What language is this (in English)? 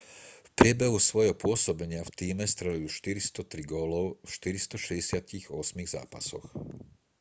Slovak